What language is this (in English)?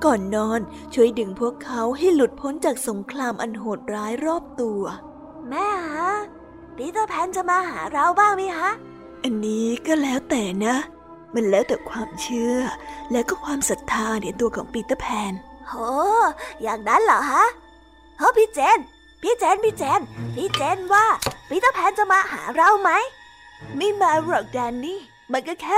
Thai